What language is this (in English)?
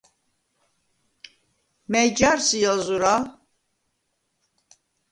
Svan